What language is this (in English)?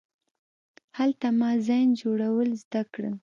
Pashto